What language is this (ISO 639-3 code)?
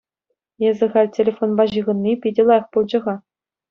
chv